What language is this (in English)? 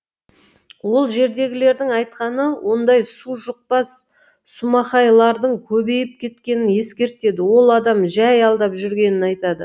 Kazakh